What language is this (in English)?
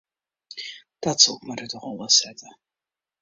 Western Frisian